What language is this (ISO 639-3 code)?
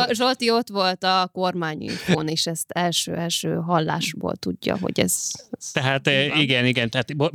hun